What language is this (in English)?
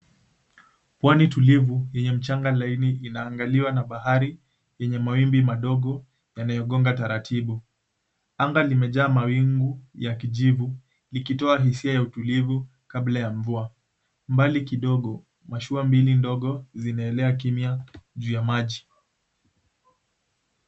Swahili